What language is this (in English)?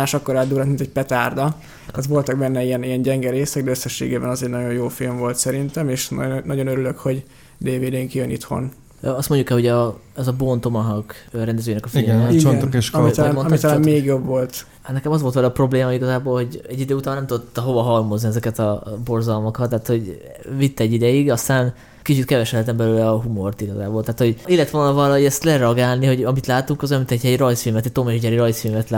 Hungarian